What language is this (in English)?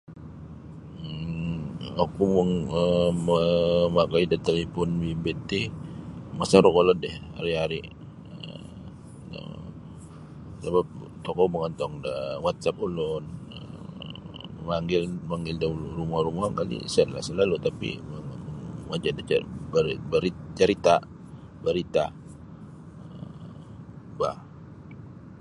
Sabah Bisaya